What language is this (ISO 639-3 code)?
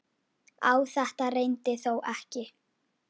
isl